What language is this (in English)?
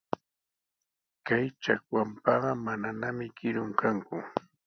Sihuas Ancash Quechua